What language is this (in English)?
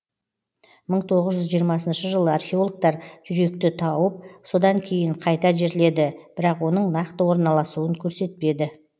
Kazakh